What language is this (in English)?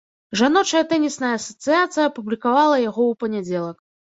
Belarusian